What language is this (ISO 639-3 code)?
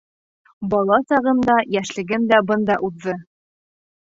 bak